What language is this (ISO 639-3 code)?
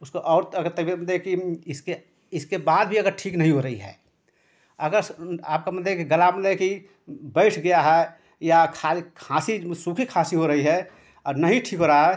hin